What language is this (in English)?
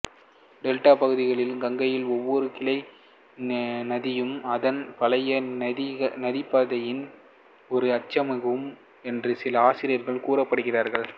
Tamil